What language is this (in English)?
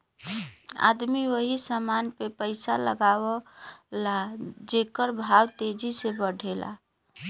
Bhojpuri